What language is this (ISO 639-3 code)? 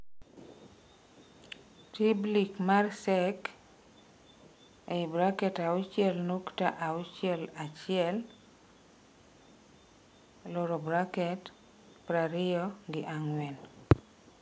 luo